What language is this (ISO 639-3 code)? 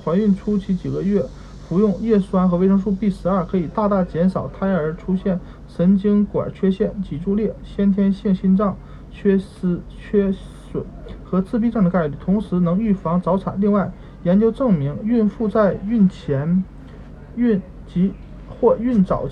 zho